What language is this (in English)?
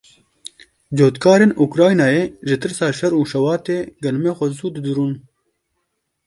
Kurdish